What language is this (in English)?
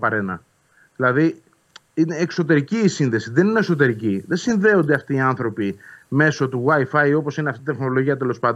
Greek